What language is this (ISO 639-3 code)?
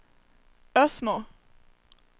swe